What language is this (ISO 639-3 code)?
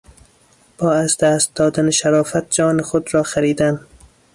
fas